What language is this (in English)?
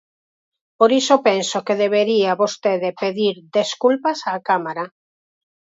Galician